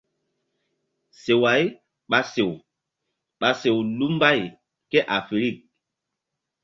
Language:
Mbum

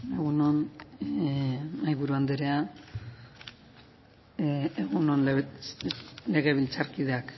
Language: Basque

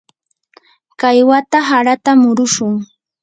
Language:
Yanahuanca Pasco Quechua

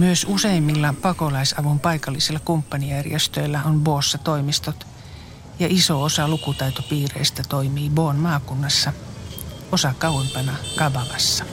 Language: Finnish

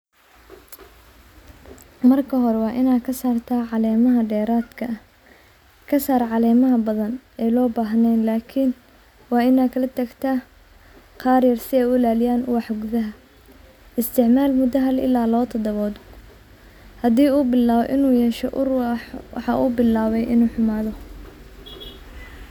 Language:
Somali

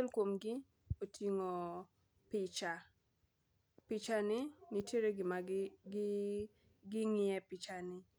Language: Luo (Kenya and Tanzania)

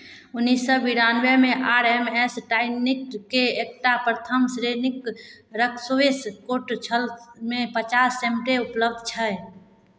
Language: Maithili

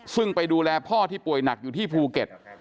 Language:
Thai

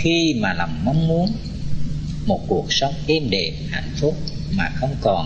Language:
Vietnamese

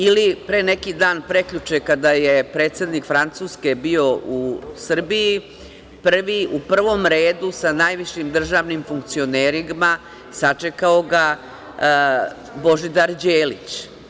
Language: Serbian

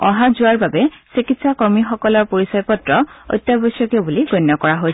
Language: Assamese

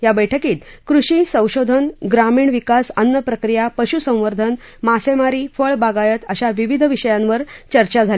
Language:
Marathi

